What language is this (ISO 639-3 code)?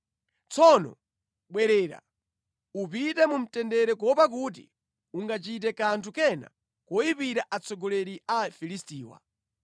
nya